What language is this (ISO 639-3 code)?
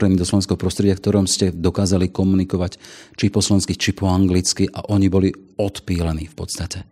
slk